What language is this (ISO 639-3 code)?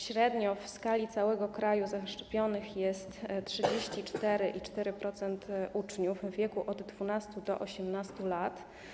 pol